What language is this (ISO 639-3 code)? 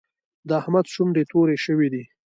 pus